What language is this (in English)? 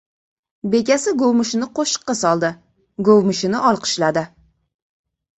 Uzbek